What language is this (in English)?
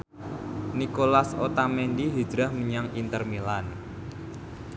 Javanese